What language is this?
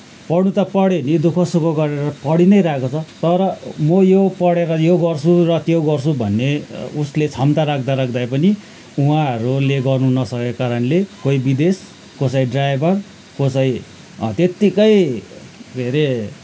Nepali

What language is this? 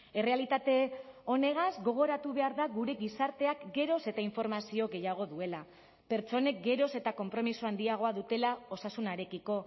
Basque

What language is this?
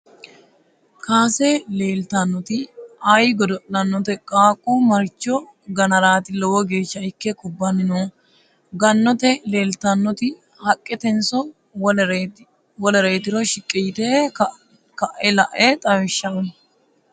Sidamo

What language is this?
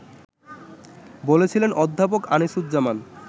Bangla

